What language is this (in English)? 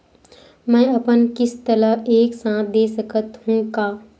Chhattisgarhi